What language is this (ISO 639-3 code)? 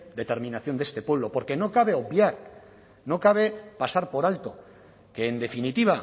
spa